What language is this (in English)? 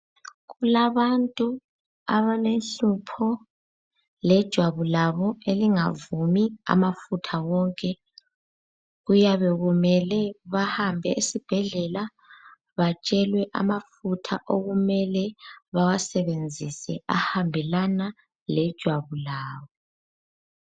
North Ndebele